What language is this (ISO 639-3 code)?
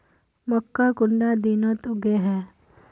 mag